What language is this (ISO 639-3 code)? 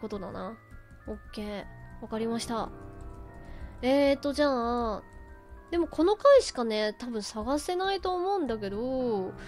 jpn